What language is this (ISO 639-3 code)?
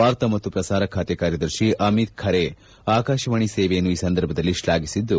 kan